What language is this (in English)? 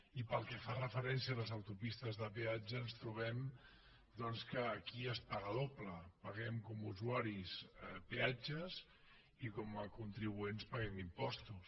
Catalan